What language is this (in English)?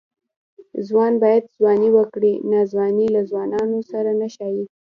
Pashto